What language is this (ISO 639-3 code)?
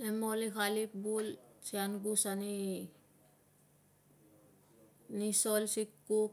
lcm